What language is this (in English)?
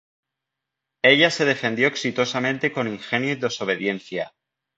Spanish